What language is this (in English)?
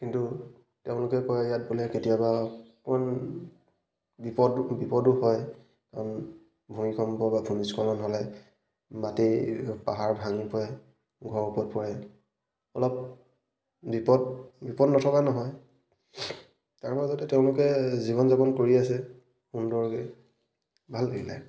Assamese